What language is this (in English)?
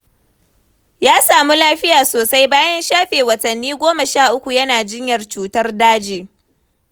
Hausa